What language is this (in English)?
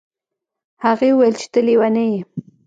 Pashto